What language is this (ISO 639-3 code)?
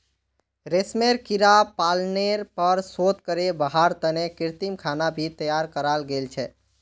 mag